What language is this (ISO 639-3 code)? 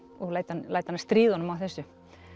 isl